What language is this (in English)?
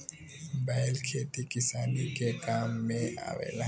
Bhojpuri